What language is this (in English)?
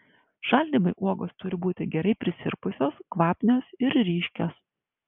Lithuanian